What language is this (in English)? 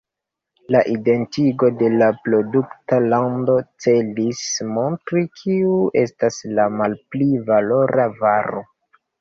Esperanto